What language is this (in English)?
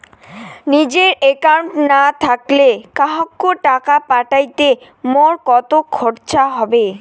Bangla